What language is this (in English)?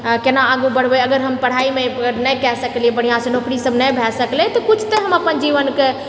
Maithili